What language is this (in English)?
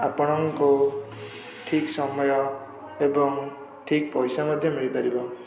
Odia